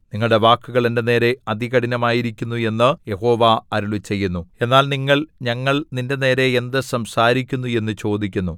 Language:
Malayalam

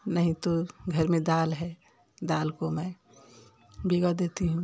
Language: Hindi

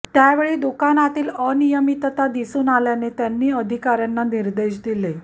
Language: Marathi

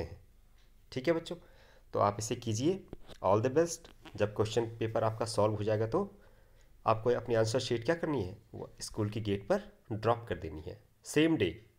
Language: Hindi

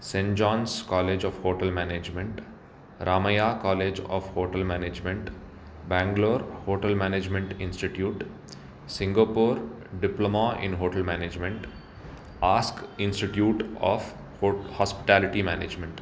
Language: Sanskrit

